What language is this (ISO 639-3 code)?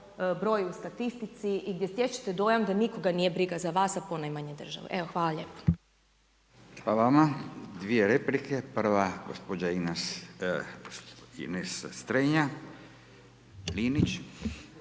hrv